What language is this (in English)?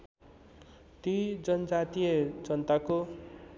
Nepali